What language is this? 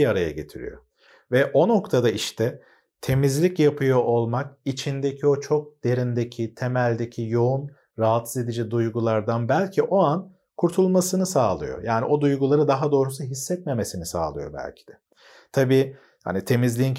Turkish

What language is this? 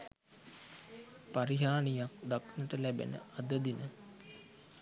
Sinhala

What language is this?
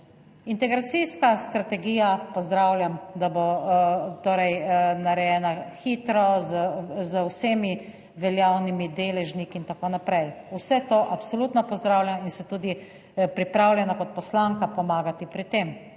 Slovenian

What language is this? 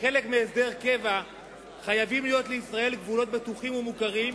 Hebrew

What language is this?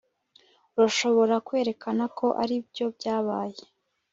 Kinyarwanda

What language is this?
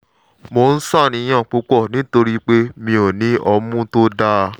Yoruba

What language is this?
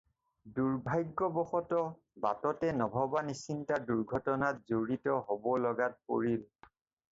Assamese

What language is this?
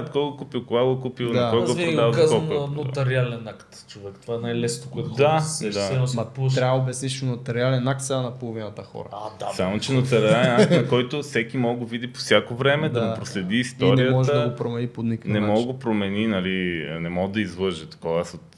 Bulgarian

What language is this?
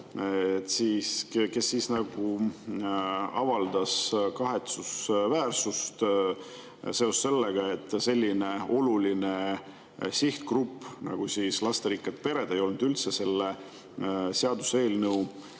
Estonian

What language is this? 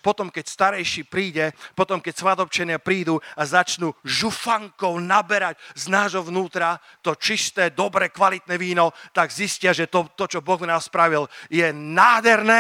Slovak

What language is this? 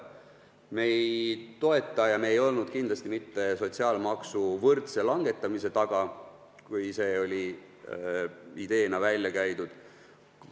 Estonian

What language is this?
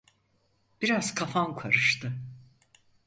Turkish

